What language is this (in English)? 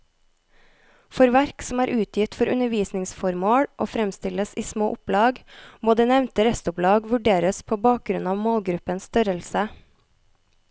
Norwegian